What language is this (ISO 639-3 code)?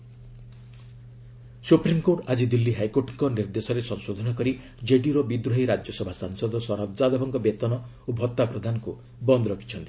ori